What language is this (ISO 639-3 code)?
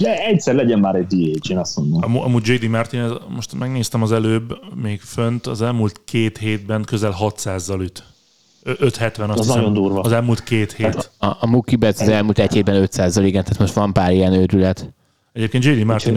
hun